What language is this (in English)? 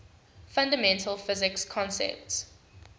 English